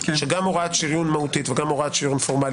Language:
Hebrew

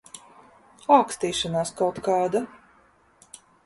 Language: Latvian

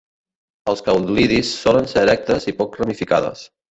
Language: Catalan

